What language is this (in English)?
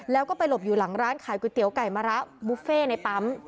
Thai